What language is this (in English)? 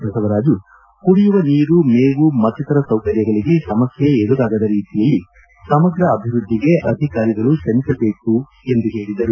Kannada